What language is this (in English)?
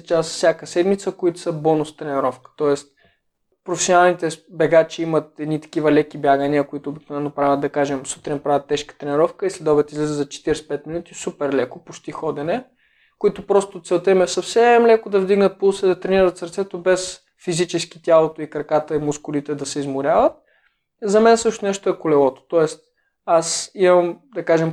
Bulgarian